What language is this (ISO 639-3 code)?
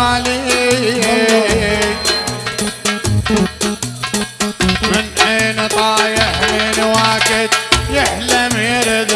ara